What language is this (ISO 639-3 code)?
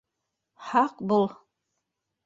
bak